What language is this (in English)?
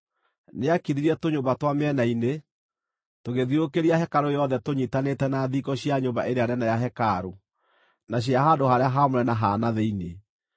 Kikuyu